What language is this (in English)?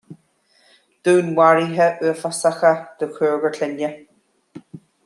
Irish